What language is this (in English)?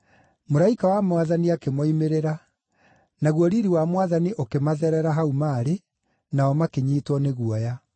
Kikuyu